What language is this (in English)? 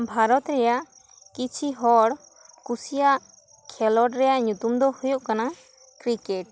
Santali